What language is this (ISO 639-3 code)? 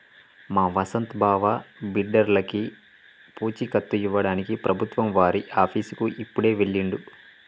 tel